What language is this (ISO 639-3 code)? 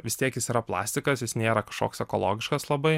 lit